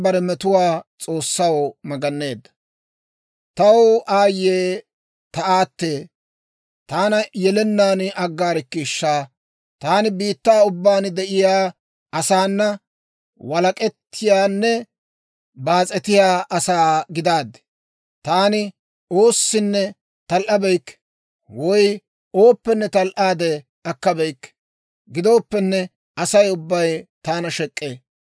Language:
Dawro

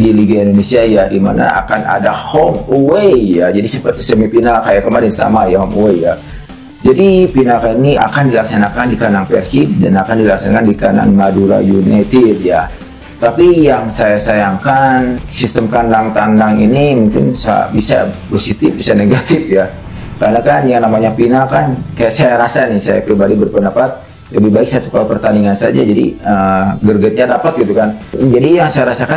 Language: Indonesian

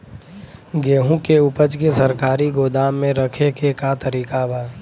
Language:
Bhojpuri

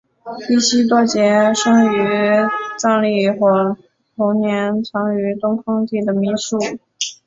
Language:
Chinese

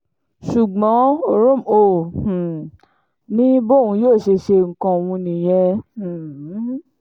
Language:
Yoruba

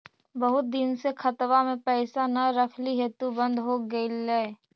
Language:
Magahi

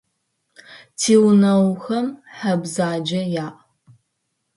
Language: Adyghe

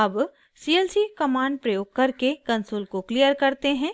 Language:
Hindi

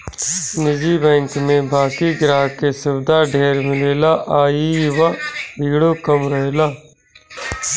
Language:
Bhojpuri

